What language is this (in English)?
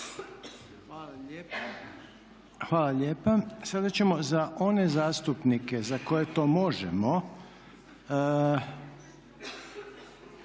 Croatian